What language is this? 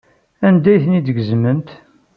Kabyle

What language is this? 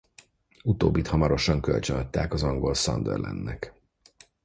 Hungarian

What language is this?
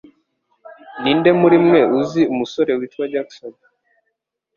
Kinyarwanda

